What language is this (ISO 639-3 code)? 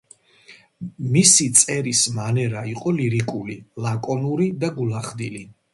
kat